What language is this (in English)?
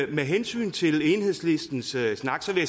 Danish